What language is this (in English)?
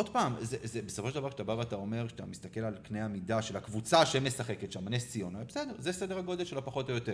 Hebrew